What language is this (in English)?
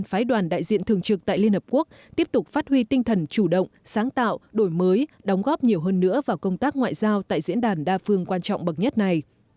Vietnamese